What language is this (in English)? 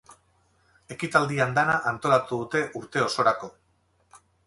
Basque